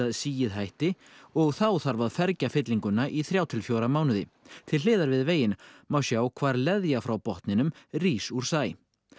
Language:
Icelandic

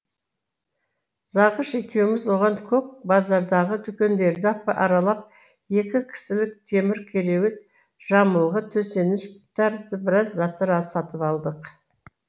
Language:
Kazakh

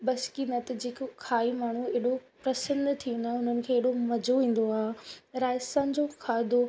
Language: Sindhi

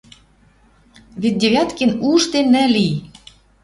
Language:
Western Mari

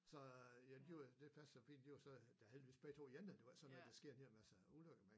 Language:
Danish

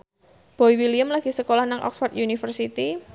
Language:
Javanese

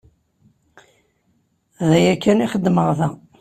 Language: Kabyle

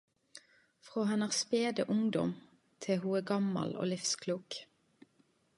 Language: Norwegian Nynorsk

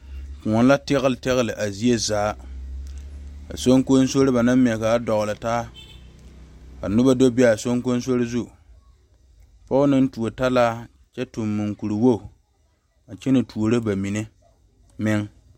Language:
Southern Dagaare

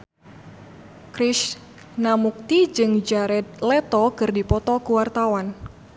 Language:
Sundanese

